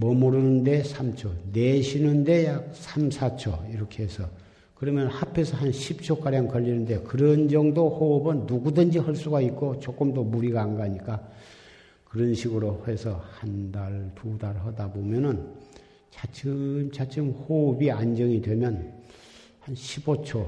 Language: Korean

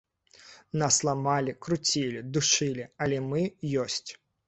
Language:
Belarusian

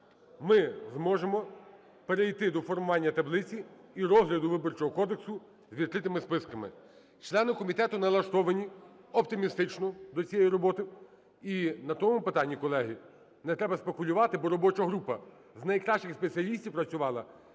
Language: Ukrainian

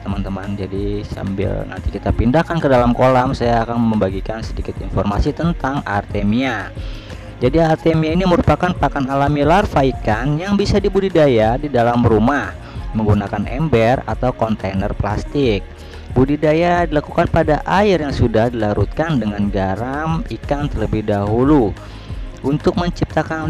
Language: Indonesian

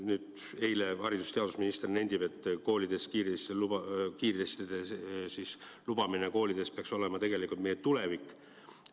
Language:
Estonian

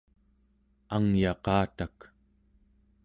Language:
Central Yupik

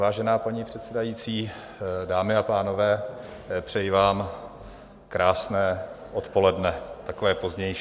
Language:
Czech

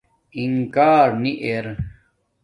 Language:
Domaaki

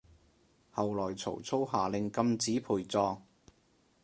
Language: Cantonese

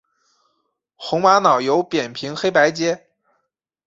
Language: Chinese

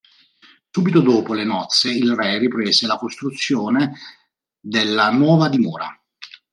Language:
Italian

